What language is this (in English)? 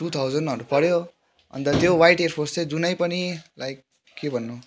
Nepali